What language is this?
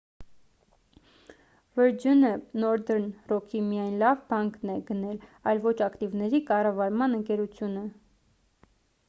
Armenian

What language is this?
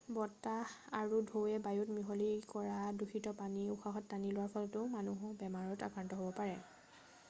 Assamese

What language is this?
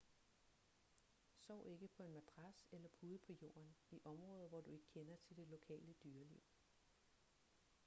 Danish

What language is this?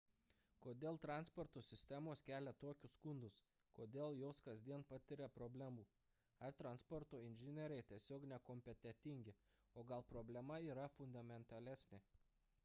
Lithuanian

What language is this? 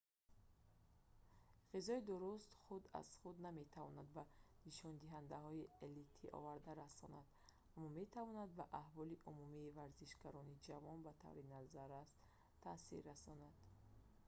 Tajik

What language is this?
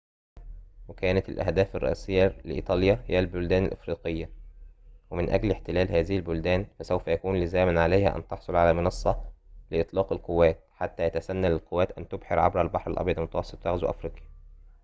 Arabic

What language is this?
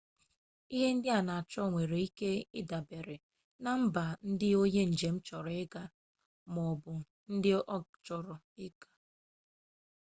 Igbo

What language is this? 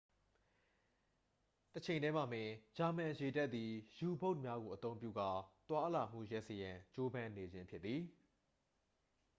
Burmese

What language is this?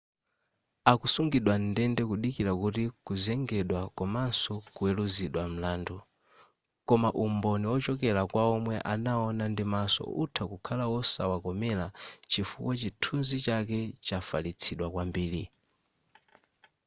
Nyanja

